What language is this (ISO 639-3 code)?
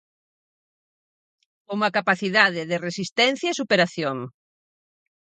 glg